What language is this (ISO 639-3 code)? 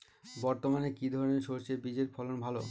ben